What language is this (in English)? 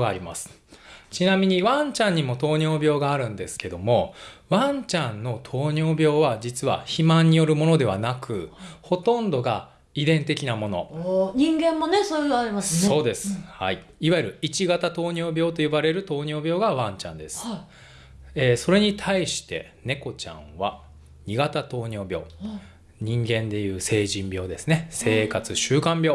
Japanese